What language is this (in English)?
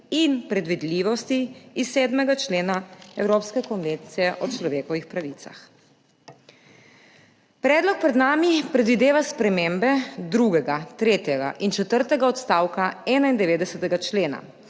Slovenian